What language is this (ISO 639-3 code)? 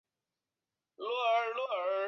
zho